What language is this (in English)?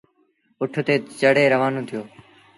Sindhi Bhil